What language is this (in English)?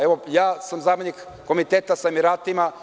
Serbian